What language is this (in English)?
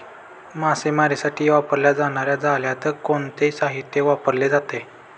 Marathi